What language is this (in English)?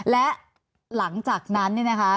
Thai